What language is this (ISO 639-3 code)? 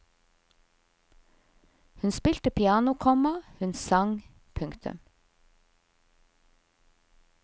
nor